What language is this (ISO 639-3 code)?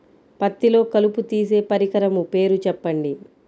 tel